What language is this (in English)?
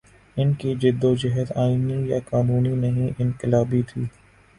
Urdu